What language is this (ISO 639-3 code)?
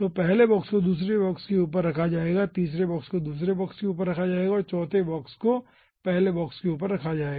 hin